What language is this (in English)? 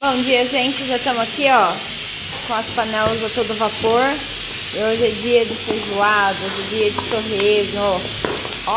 Portuguese